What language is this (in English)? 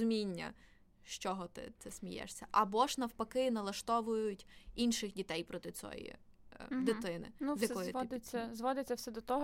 Ukrainian